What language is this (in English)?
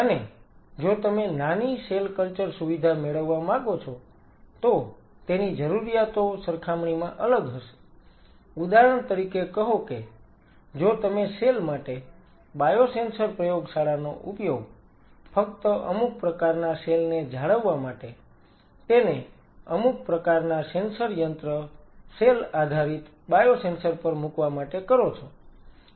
Gujarati